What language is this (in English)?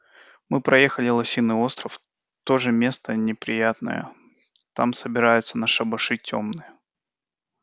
Russian